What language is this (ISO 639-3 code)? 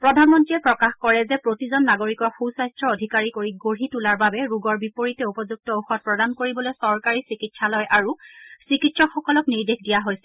asm